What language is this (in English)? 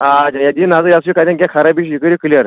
Kashmiri